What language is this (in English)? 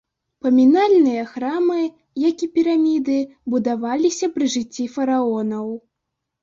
Belarusian